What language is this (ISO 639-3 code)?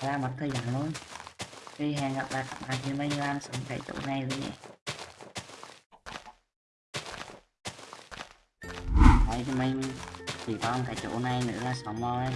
vie